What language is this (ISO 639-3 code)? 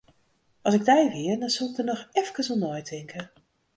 fry